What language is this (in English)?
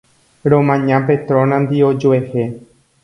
Guarani